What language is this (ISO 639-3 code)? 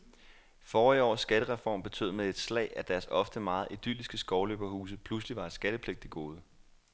dan